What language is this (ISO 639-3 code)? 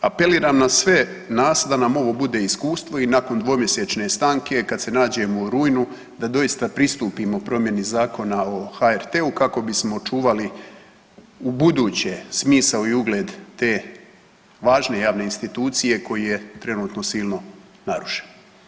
hrv